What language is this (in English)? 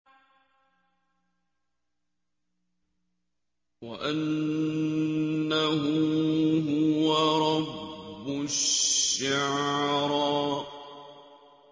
Arabic